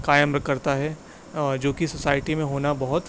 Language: Urdu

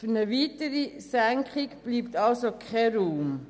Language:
Swiss German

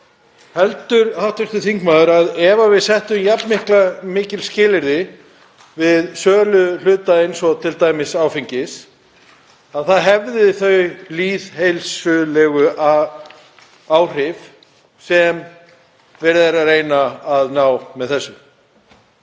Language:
Icelandic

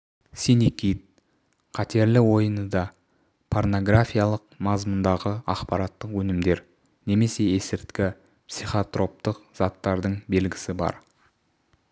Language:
Kazakh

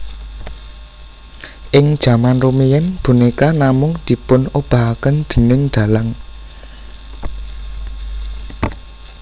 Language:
Javanese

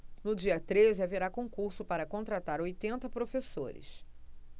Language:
Portuguese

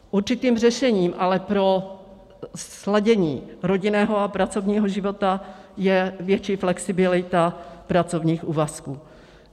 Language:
Czech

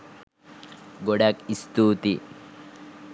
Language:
Sinhala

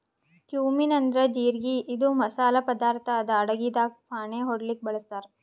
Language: Kannada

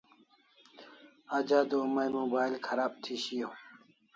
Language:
Kalasha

